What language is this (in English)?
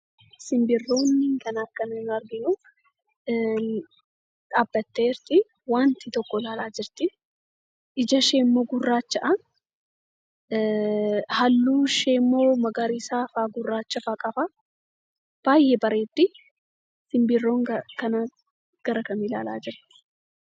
Oromo